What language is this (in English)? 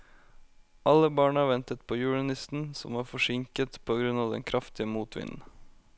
Norwegian